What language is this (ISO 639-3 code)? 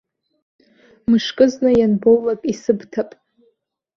abk